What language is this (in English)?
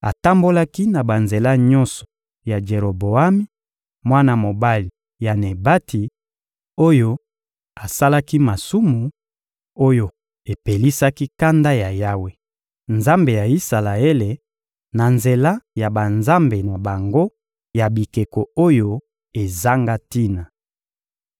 Lingala